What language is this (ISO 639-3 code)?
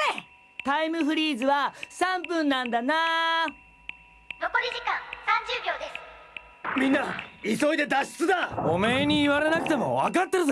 jpn